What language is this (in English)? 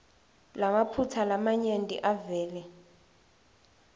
Swati